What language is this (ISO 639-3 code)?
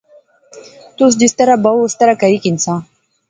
phr